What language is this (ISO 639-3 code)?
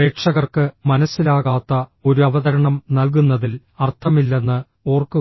mal